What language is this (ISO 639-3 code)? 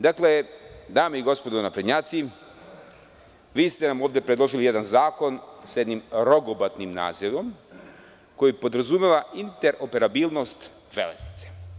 srp